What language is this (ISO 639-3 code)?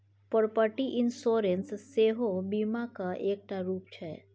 mai